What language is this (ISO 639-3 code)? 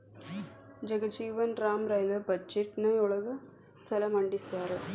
kan